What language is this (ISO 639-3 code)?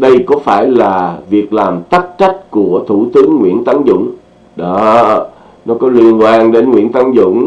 vie